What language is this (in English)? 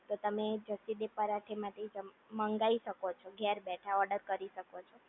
Gujarati